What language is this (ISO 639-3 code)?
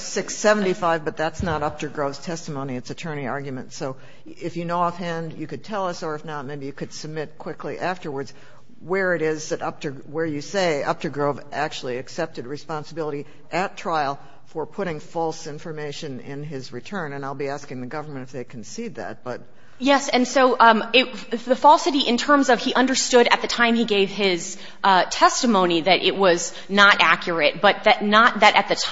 eng